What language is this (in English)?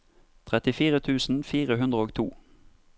Norwegian